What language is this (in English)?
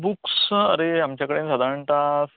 Konkani